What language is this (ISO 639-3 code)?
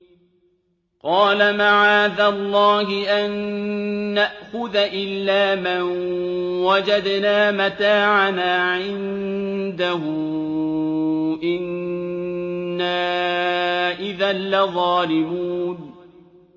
ara